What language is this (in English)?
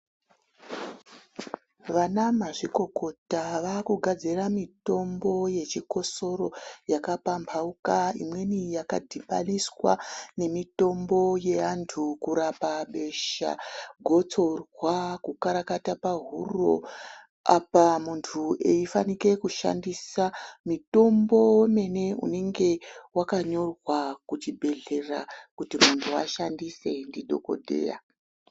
Ndau